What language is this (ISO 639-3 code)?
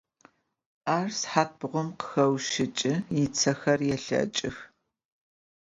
ady